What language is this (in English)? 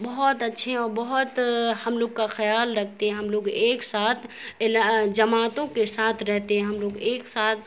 Urdu